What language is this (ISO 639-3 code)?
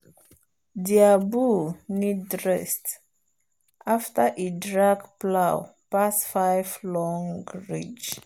pcm